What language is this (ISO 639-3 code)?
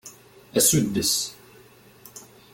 kab